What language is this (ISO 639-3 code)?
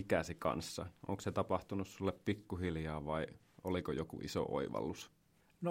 fin